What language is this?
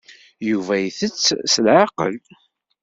Kabyle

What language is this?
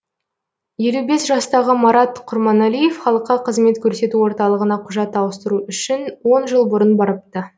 Kazakh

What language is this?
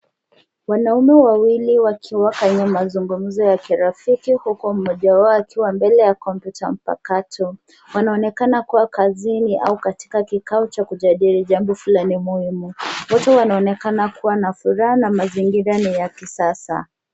Swahili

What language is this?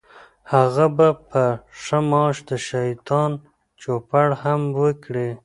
Pashto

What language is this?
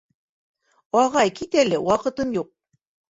Bashkir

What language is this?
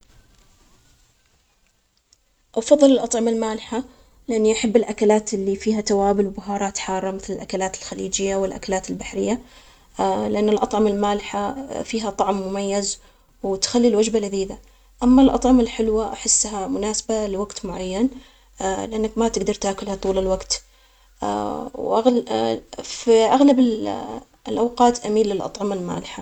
Omani Arabic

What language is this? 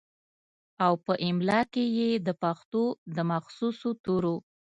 Pashto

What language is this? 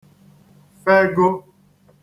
Igbo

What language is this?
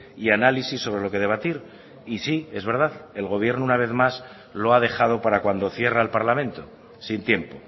Spanish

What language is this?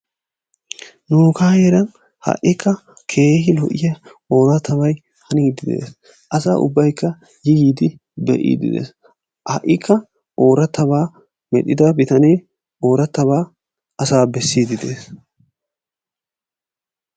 Wolaytta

